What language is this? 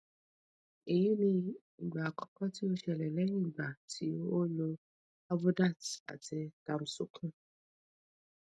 Yoruba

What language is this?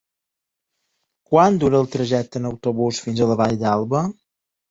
Catalan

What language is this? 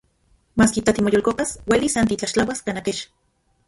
Central Puebla Nahuatl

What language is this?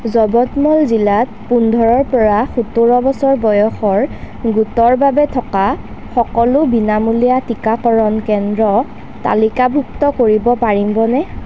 Assamese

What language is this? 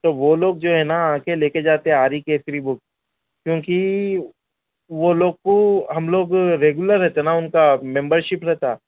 Urdu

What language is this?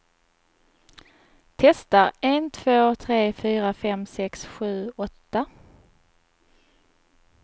Swedish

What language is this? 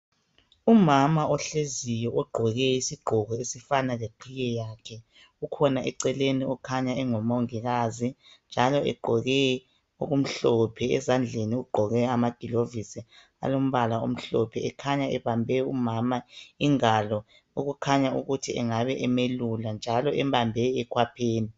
North Ndebele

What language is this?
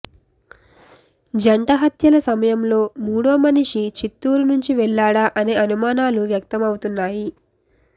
Telugu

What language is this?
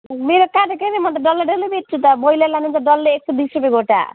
Nepali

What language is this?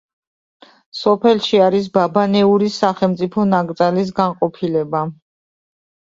Georgian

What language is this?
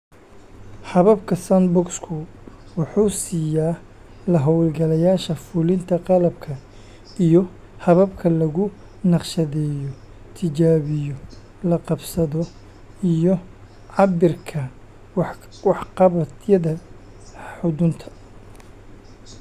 Somali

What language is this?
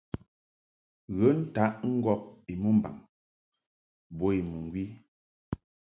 Mungaka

